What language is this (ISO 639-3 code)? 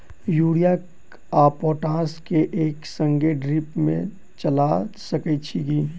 mai